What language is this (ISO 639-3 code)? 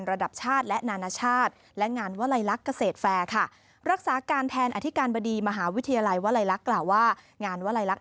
tha